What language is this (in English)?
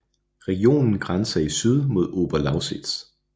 Danish